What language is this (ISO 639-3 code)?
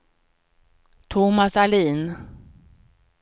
swe